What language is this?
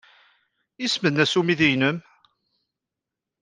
Kabyle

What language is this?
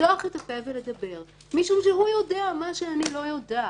Hebrew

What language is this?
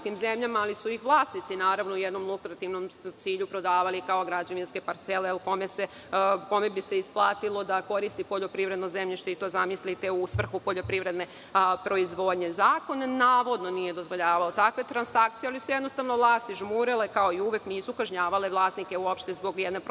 Serbian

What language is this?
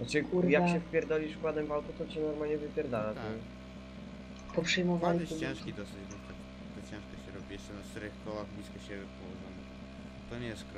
Polish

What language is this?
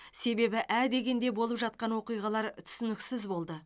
Kazakh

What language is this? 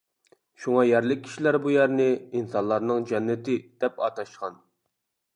Uyghur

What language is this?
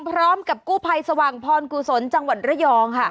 Thai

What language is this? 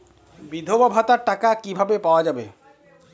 Bangla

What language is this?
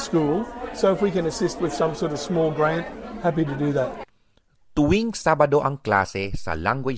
Filipino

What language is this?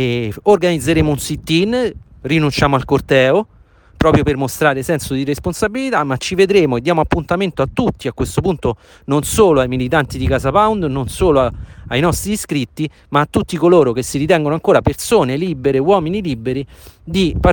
Italian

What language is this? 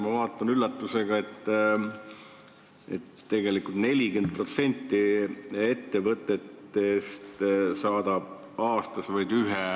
Estonian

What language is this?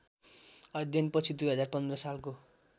Nepali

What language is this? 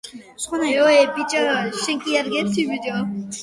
Georgian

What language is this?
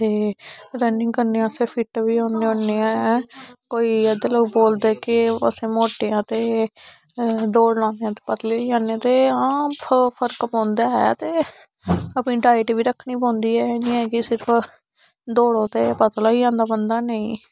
Dogri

